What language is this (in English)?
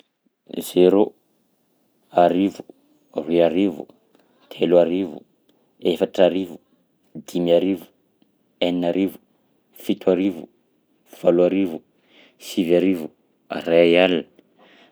Southern Betsimisaraka Malagasy